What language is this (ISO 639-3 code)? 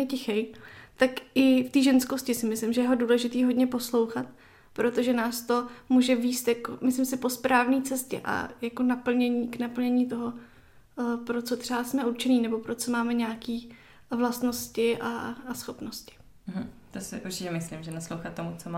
ces